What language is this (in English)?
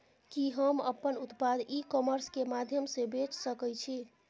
Maithili